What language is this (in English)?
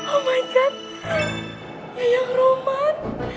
Indonesian